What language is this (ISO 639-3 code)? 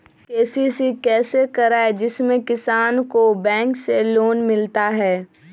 mag